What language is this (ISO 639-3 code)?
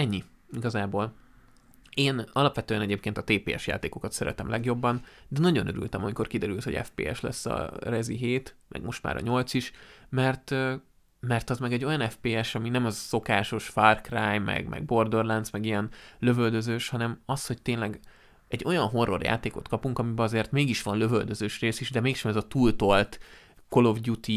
hun